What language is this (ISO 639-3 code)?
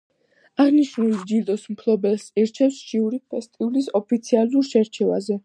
kat